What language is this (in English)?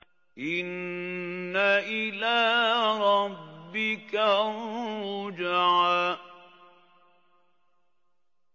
Arabic